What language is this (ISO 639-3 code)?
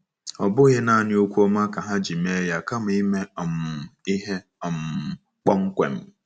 ibo